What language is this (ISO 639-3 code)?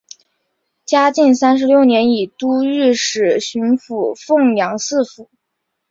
zho